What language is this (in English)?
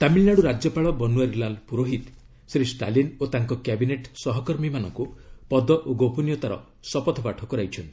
Odia